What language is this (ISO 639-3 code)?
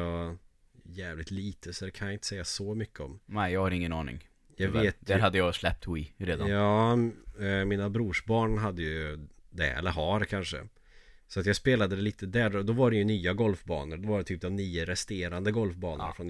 swe